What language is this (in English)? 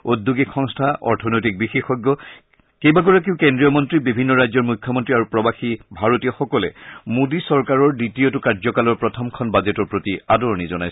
Assamese